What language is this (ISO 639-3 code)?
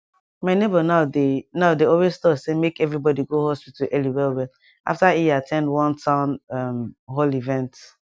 pcm